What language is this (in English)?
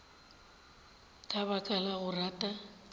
Northern Sotho